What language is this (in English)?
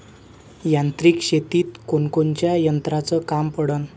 Marathi